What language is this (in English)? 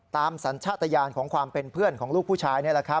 Thai